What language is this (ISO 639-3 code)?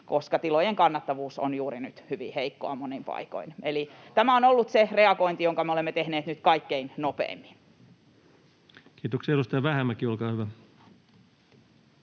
fin